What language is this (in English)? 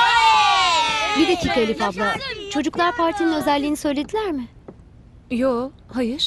Turkish